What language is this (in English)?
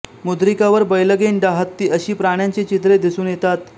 Marathi